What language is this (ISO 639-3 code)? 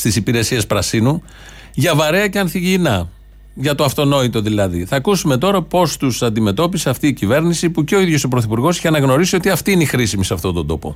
ell